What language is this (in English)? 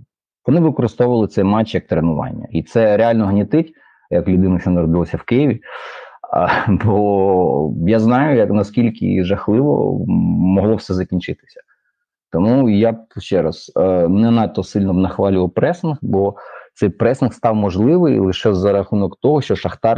Ukrainian